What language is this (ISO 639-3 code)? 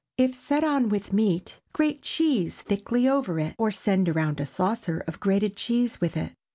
eng